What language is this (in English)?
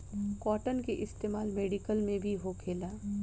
Bhojpuri